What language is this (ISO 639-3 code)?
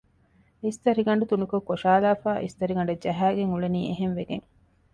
div